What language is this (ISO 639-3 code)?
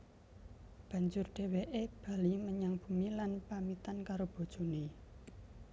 jav